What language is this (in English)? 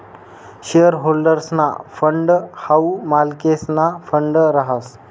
Marathi